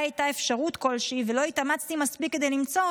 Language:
Hebrew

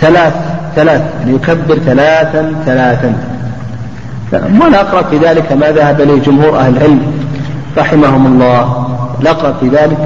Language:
Arabic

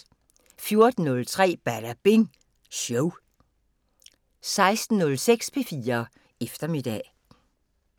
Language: Danish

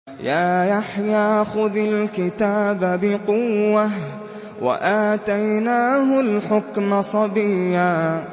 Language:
Arabic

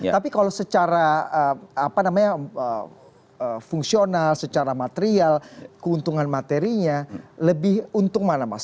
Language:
Indonesian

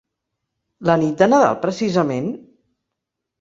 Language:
Catalan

